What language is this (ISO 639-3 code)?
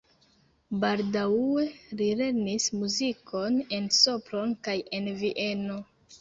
epo